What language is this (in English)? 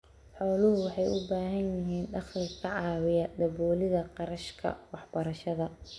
Somali